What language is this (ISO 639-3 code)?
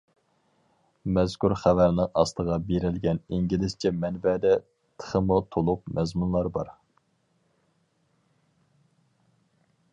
uig